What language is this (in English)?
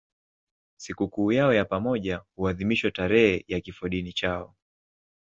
Swahili